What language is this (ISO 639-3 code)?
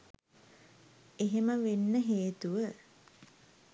sin